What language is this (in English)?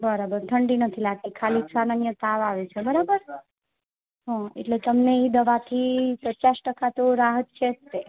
Gujarati